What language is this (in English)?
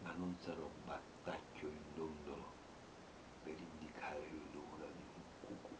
Italian